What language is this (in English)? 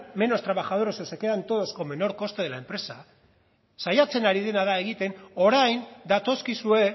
Spanish